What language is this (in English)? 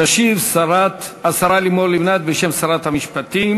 Hebrew